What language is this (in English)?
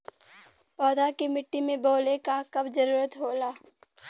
Bhojpuri